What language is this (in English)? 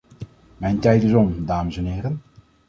Dutch